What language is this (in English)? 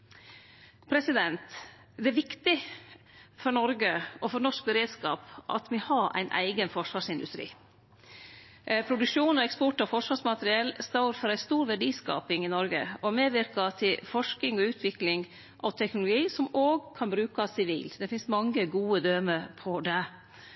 Norwegian Nynorsk